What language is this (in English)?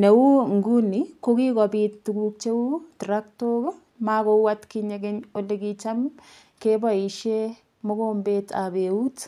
Kalenjin